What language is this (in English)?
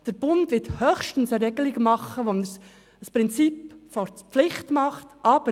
Swiss German